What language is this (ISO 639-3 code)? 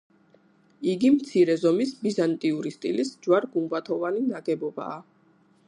kat